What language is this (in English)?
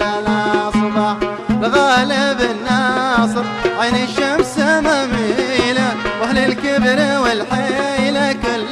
Arabic